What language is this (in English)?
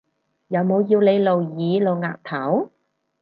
Cantonese